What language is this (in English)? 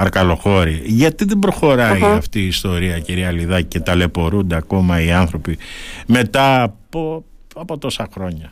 Greek